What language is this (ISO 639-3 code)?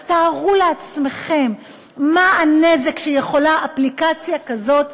heb